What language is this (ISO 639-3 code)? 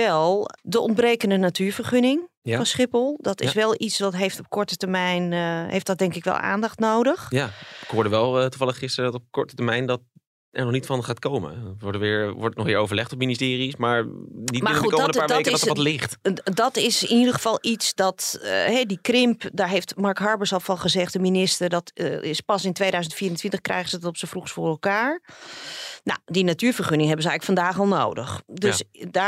nld